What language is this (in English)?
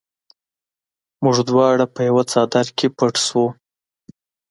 Pashto